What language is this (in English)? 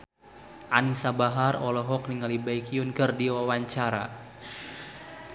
Sundanese